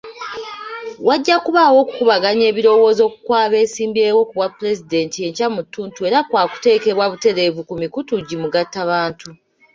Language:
Ganda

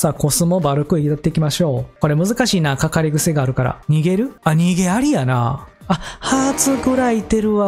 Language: Japanese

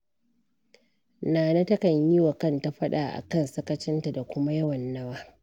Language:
Hausa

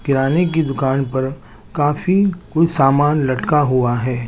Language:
Hindi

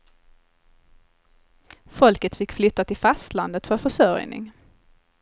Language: Swedish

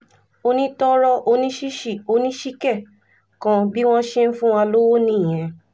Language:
Yoruba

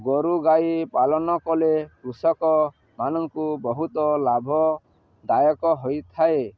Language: Odia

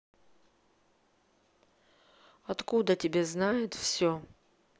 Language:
Russian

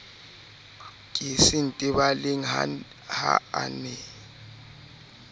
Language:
Southern Sotho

